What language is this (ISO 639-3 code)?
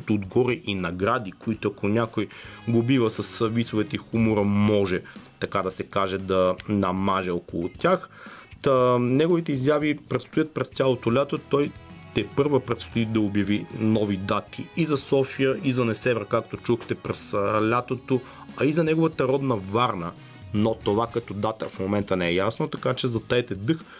bul